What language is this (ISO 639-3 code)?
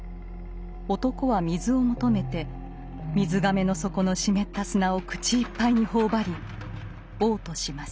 jpn